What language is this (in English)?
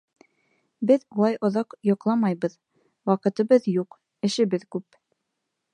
Bashkir